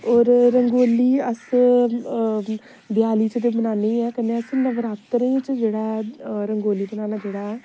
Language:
Dogri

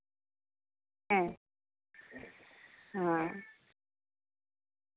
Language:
Santali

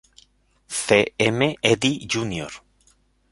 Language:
Spanish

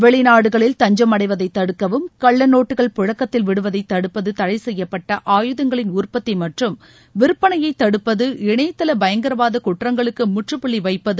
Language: Tamil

